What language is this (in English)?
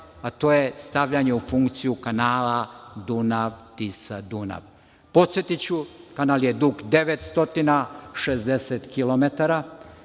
Serbian